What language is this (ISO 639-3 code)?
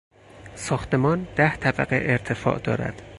fas